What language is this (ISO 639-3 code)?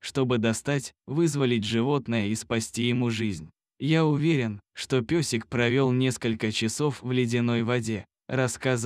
rus